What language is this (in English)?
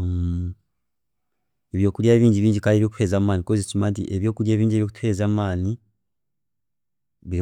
Chiga